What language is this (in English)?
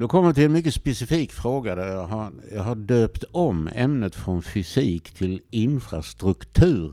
Swedish